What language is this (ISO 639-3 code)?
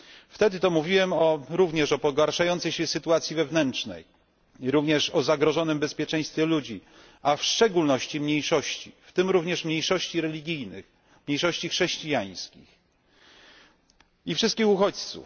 pol